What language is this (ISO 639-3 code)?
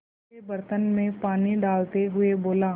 hin